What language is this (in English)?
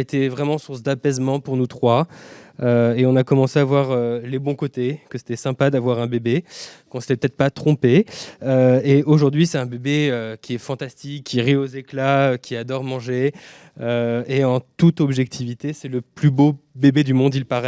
French